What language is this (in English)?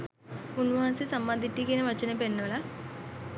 Sinhala